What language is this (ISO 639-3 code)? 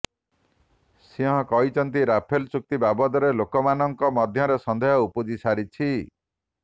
ori